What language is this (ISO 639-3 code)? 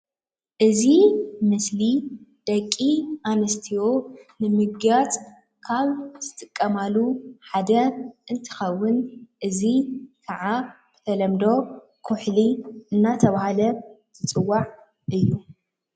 tir